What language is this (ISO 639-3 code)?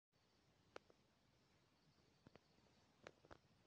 kln